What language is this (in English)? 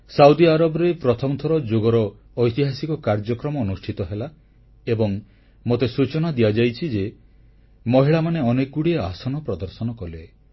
Odia